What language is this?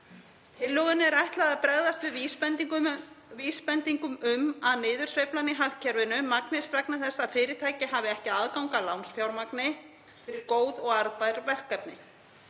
Icelandic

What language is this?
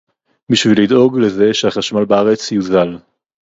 Hebrew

